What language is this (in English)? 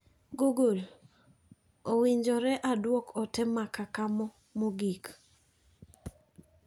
Luo (Kenya and Tanzania)